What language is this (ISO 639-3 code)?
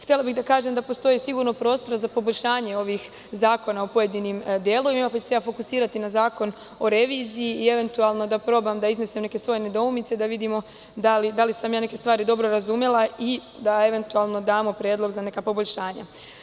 srp